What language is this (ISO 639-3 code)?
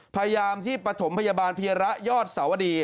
tha